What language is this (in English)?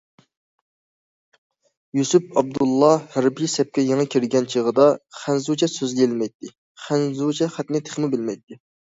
Uyghur